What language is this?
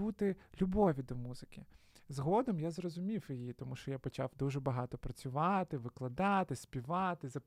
Ukrainian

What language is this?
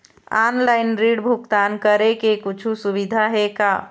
Chhattisgarhi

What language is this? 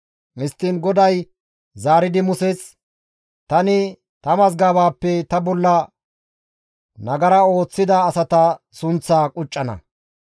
Gamo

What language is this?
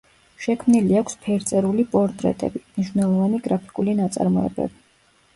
Georgian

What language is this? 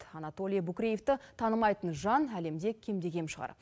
Kazakh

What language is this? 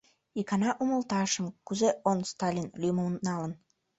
Mari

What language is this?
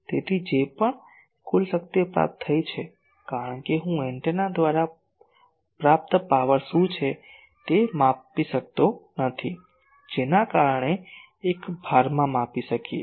Gujarati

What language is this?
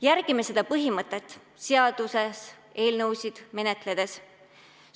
Estonian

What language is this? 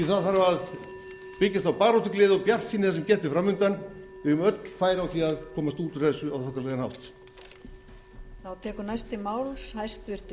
Icelandic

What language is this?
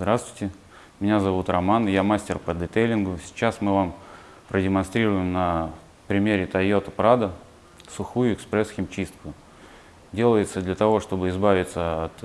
Russian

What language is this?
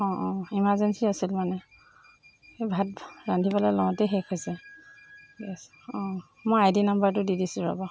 Assamese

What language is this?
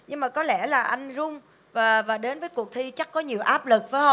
Vietnamese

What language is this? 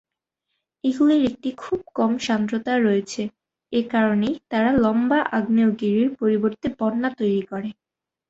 Bangla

